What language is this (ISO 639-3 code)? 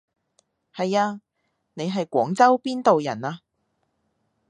yue